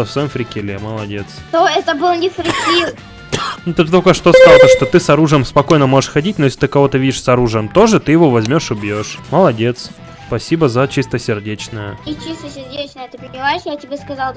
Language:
Russian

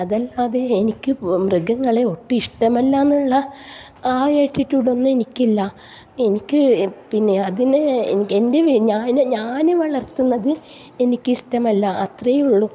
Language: Malayalam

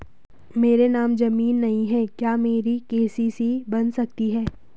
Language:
Hindi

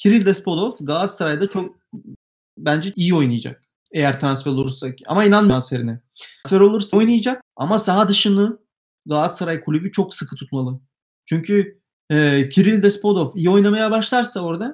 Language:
Turkish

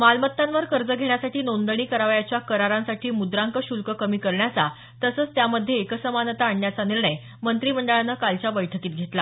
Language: Marathi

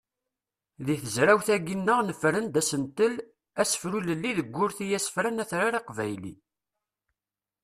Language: Kabyle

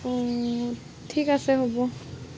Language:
Assamese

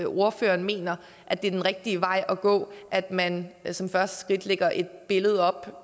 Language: Danish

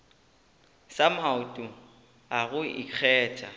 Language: Northern Sotho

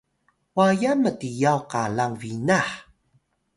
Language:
Atayal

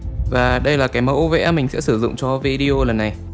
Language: Vietnamese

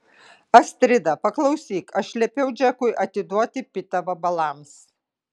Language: Lithuanian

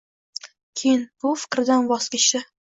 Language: Uzbek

